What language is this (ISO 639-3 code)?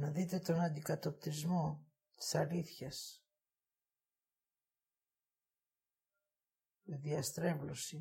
ell